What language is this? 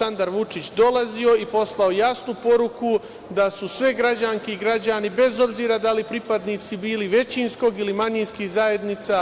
Serbian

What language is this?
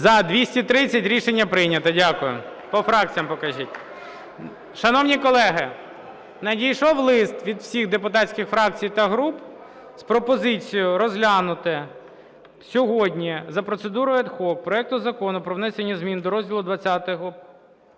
Ukrainian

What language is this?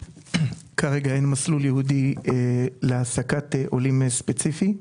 Hebrew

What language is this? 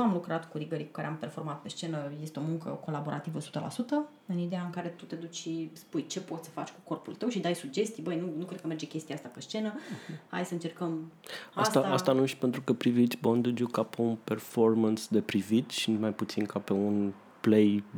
Romanian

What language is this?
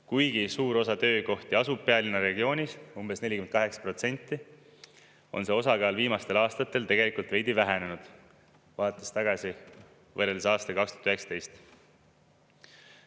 Estonian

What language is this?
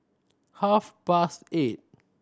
English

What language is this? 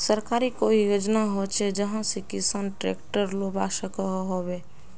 Magahi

